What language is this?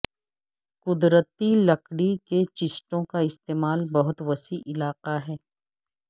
Urdu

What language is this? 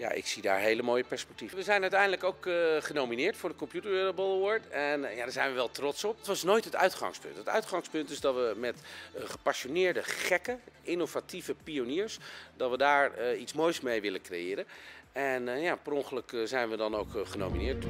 Dutch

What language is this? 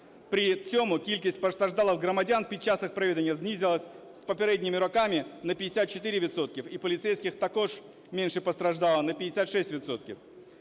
Ukrainian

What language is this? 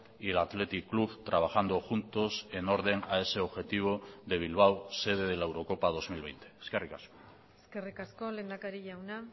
Spanish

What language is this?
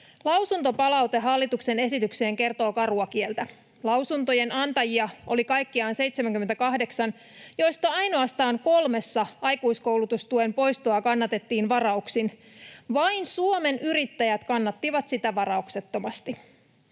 Finnish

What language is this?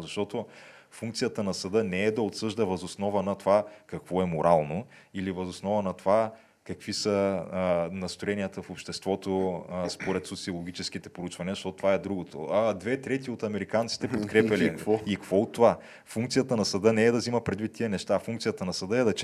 Bulgarian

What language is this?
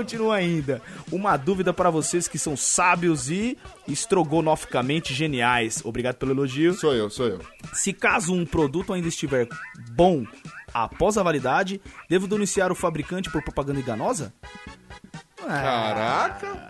Portuguese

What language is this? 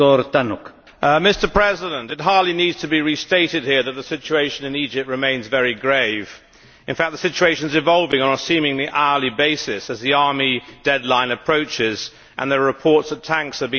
English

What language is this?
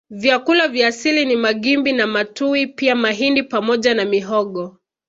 Swahili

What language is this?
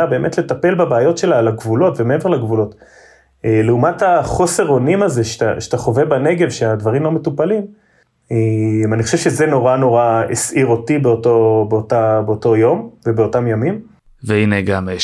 Hebrew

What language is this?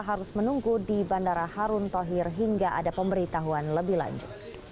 Indonesian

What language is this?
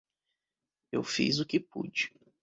Portuguese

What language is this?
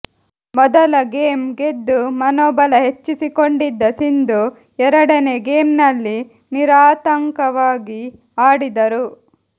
Kannada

